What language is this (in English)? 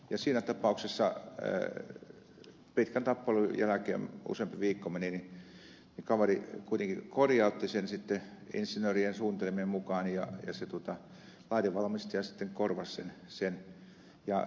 Finnish